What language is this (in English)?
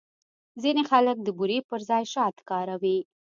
Pashto